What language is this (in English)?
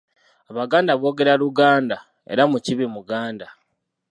Ganda